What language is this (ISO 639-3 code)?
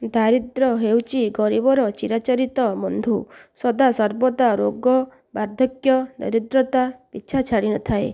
ori